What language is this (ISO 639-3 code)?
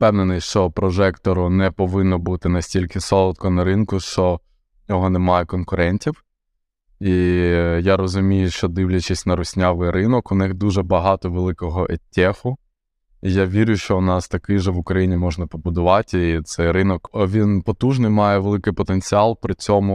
ukr